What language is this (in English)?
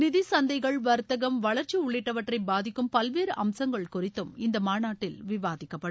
Tamil